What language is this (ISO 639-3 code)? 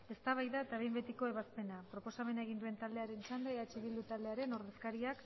eus